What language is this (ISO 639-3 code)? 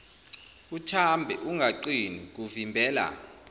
zul